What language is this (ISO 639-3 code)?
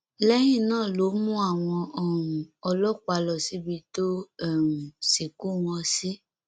yor